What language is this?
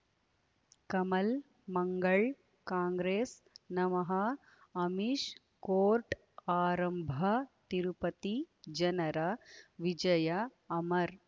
Kannada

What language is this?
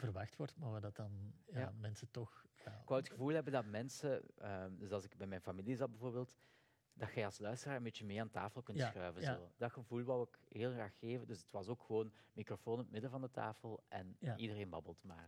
Dutch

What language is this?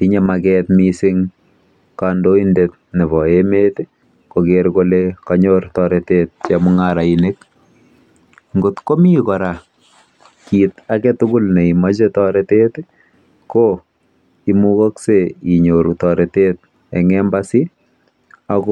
Kalenjin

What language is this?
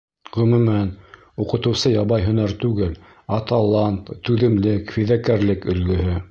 Bashkir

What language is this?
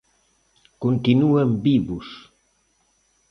Galician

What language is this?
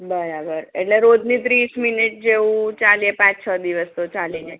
Gujarati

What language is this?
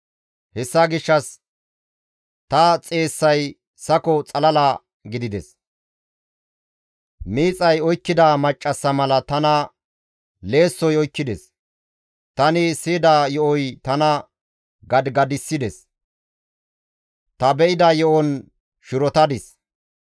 Gamo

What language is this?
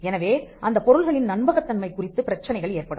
Tamil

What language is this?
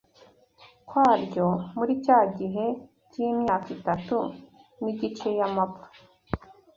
Kinyarwanda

